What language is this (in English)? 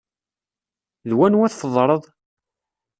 Kabyle